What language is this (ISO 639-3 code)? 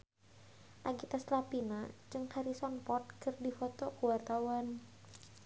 sun